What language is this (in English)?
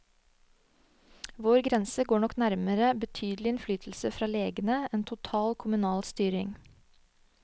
Norwegian